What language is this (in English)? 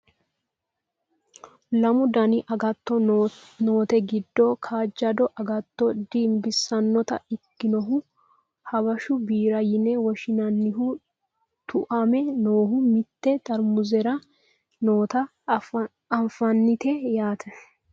Sidamo